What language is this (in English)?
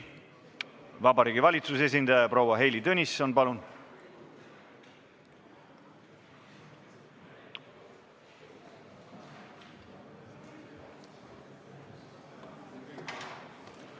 Estonian